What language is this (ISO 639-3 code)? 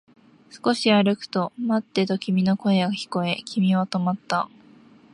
jpn